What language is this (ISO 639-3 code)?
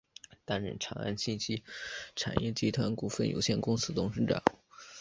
zho